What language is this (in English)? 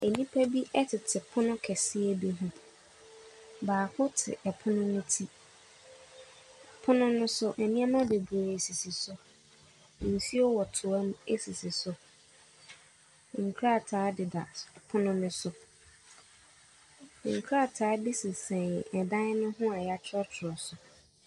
Akan